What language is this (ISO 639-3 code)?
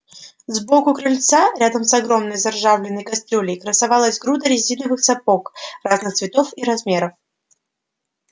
rus